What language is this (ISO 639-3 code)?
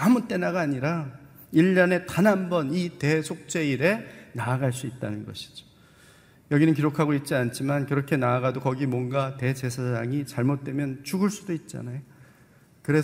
kor